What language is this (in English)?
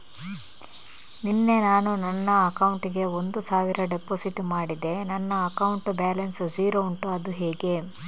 Kannada